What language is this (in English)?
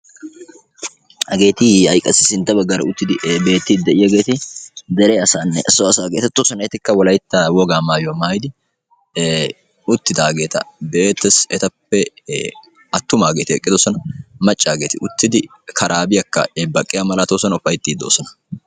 Wolaytta